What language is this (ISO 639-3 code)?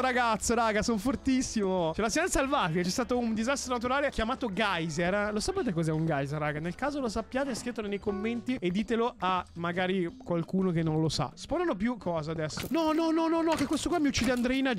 ita